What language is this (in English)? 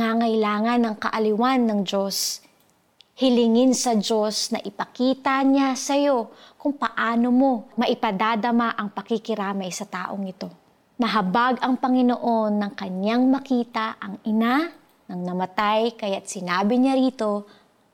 Filipino